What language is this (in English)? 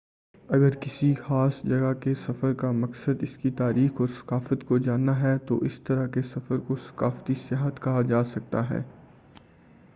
Urdu